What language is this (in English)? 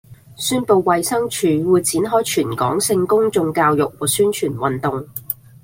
Cantonese